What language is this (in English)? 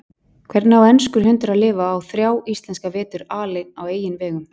Icelandic